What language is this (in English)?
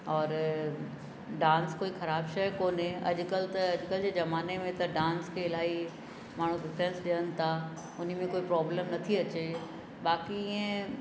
Sindhi